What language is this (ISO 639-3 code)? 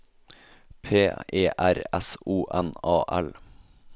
nor